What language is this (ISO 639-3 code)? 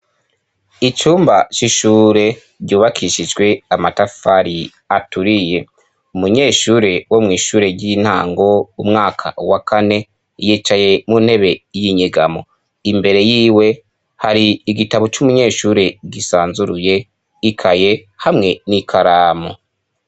run